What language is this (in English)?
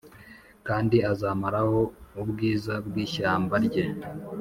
Kinyarwanda